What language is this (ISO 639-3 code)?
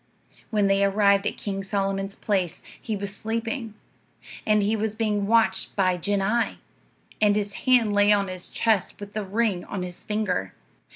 eng